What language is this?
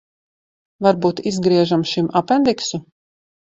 Latvian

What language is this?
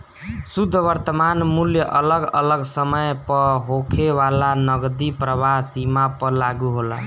Bhojpuri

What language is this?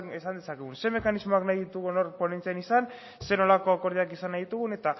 Basque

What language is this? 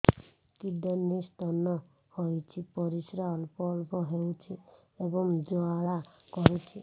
Odia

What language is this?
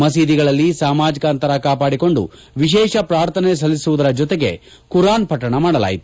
Kannada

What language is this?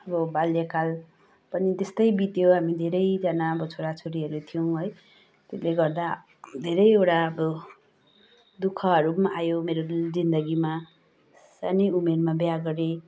Nepali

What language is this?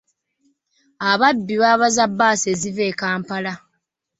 Ganda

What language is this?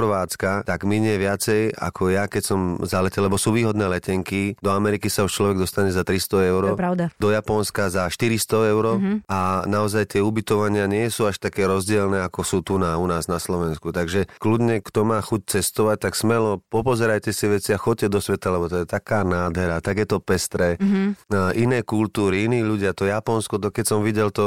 Slovak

